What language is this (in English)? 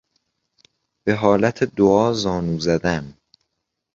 Persian